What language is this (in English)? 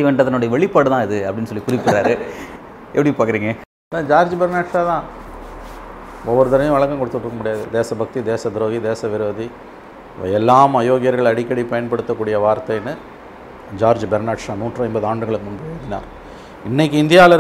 Tamil